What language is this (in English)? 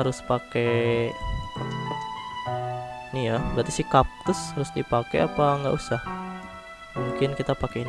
Indonesian